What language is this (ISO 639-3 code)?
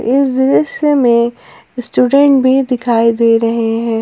hin